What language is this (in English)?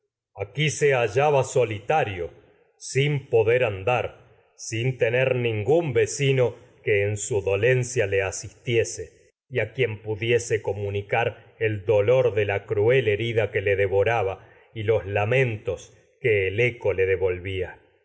Spanish